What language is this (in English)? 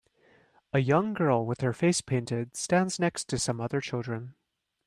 English